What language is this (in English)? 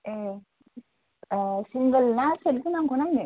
Bodo